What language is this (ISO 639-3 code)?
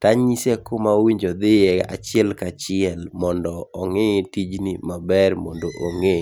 luo